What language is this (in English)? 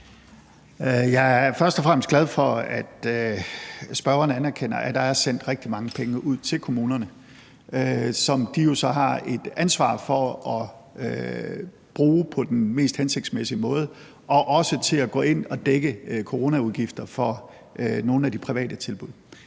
Danish